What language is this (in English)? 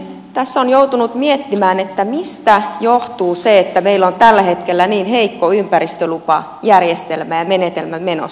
Finnish